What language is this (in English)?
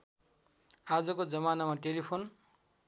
Nepali